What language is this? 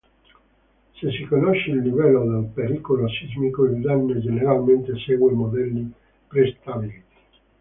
Italian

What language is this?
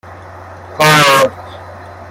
Persian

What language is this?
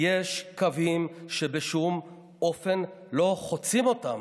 Hebrew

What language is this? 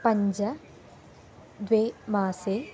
Sanskrit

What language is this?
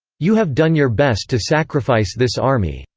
English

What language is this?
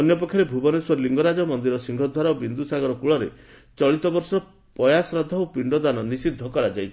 Odia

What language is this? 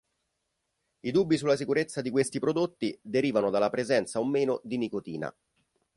Italian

